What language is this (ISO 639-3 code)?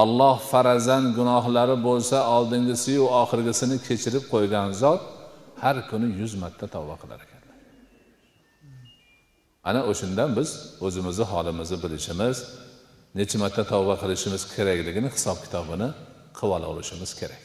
tur